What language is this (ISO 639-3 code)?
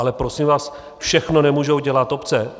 ces